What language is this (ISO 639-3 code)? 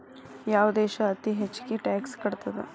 kan